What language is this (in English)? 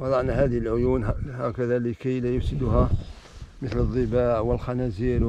Arabic